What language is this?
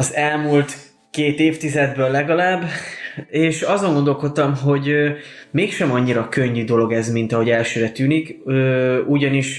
Hungarian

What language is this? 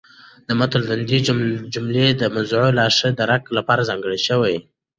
Pashto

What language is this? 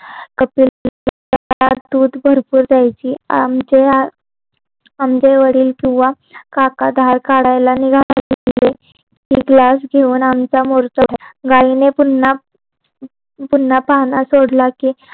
Marathi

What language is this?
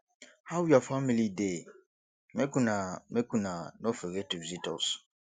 Nigerian Pidgin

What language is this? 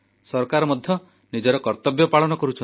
Odia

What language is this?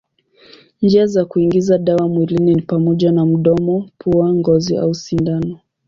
Swahili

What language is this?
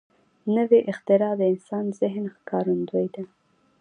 Pashto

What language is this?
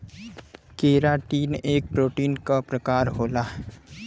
Bhojpuri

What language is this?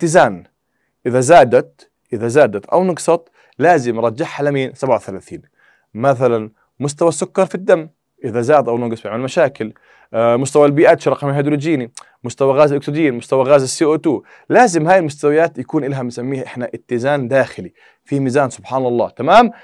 Arabic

